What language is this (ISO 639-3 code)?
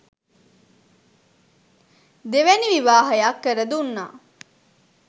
sin